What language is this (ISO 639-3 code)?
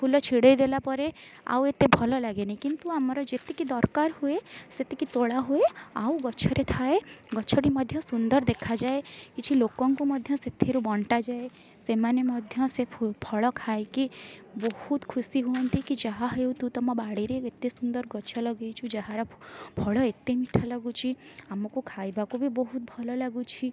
ori